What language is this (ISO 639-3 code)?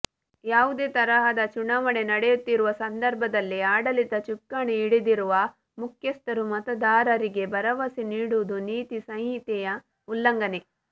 kan